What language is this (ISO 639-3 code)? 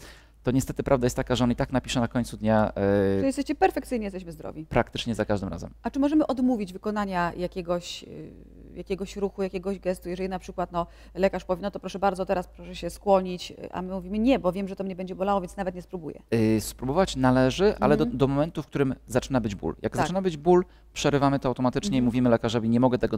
pol